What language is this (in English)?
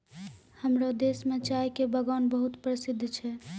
Maithili